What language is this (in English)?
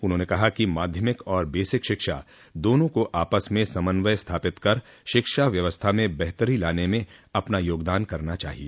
Hindi